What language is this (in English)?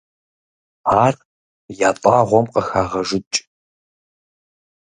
Kabardian